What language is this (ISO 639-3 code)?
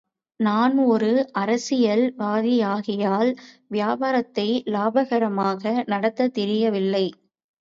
tam